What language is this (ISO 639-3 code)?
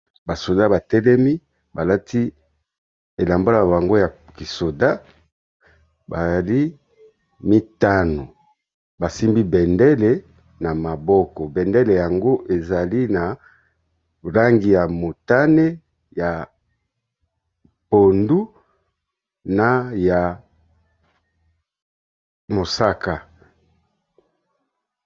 lin